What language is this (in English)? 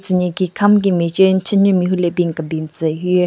Southern Rengma Naga